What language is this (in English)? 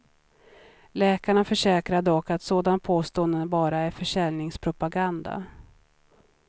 Swedish